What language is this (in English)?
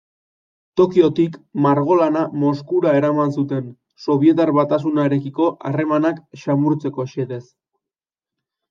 Basque